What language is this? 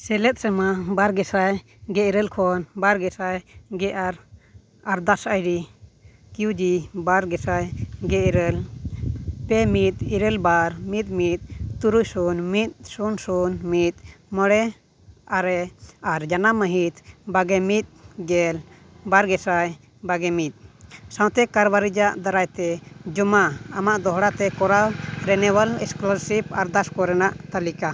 Santali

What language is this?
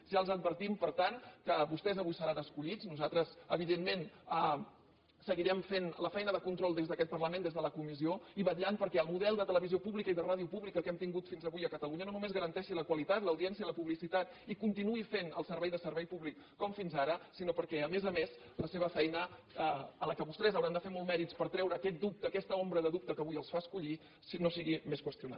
Catalan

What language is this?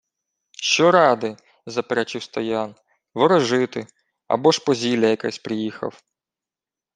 Ukrainian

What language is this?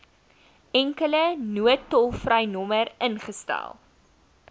Afrikaans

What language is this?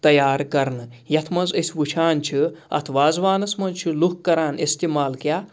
Kashmiri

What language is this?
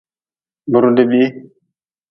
Nawdm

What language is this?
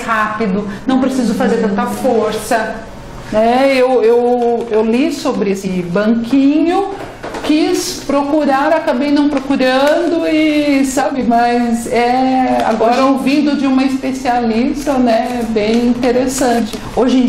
Portuguese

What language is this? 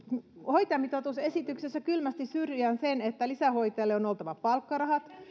Finnish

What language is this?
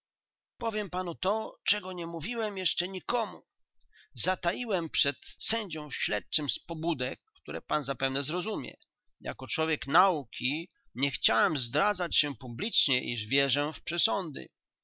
Polish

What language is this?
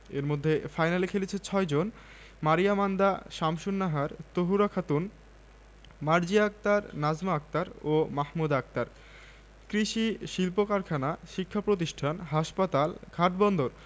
Bangla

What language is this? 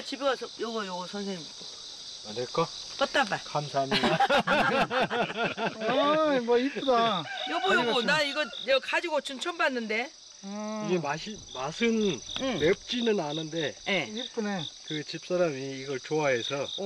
Korean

